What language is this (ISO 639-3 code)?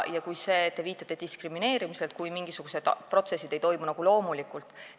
est